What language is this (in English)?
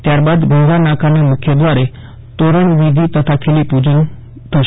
Gujarati